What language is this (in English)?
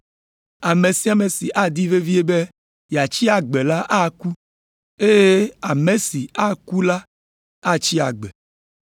Ewe